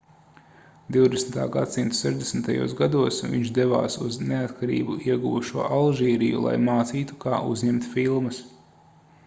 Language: Latvian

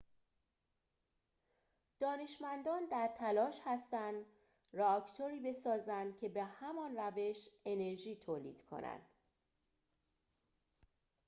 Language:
Persian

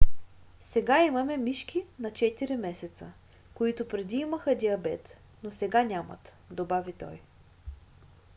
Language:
Bulgarian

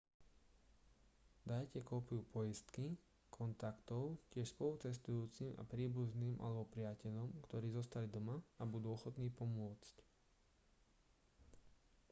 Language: Slovak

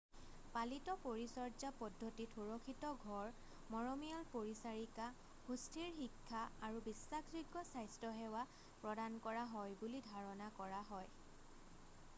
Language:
Assamese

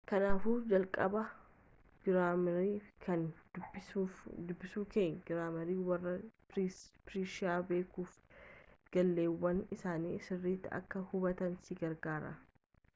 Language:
Oromo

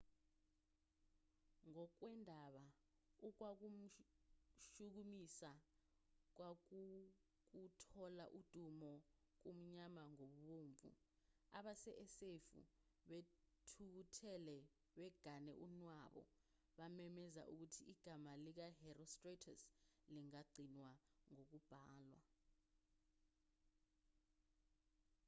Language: Zulu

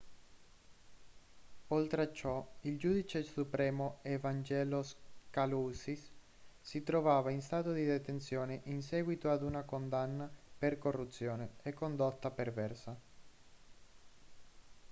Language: Italian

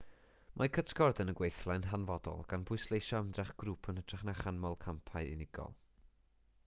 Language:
Welsh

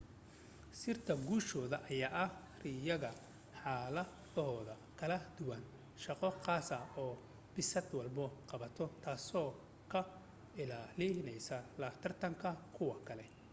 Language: Somali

